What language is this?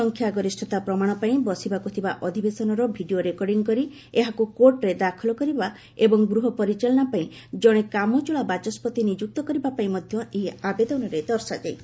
Odia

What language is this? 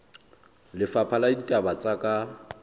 Southern Sotho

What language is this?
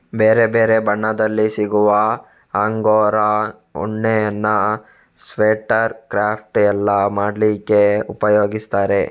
Kannada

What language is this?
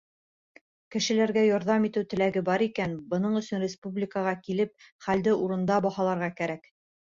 Bashkir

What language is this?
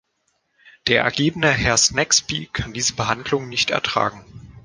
German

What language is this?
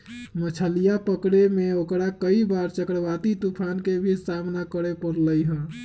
Magahi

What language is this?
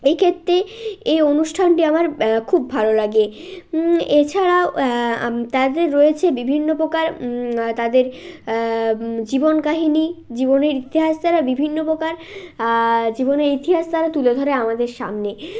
Bangla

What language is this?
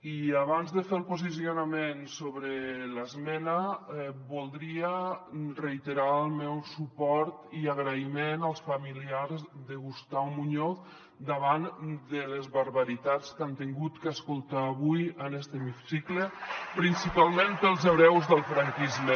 Catalan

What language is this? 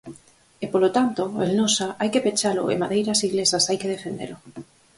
Galician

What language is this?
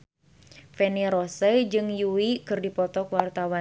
Sundanese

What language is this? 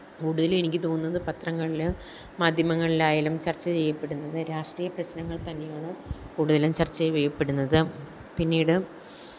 Malayalam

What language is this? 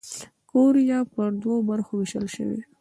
Pashto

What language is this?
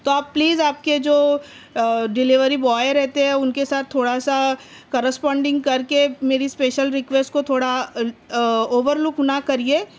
Urdu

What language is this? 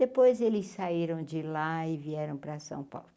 Portuguese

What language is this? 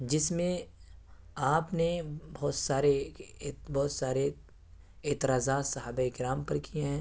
Urdu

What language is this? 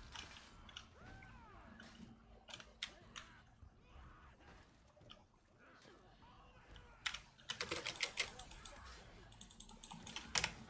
Russian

